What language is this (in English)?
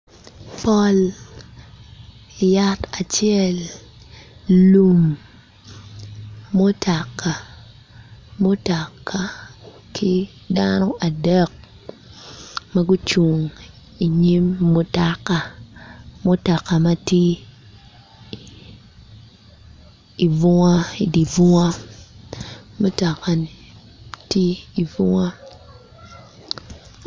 Acoli